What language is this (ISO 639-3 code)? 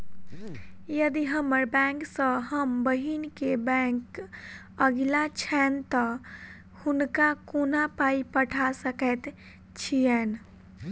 mai